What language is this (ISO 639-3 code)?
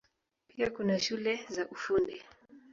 swa